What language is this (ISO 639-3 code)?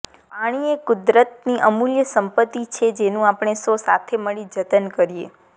guj